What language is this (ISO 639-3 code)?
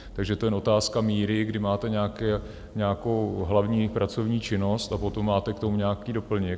ces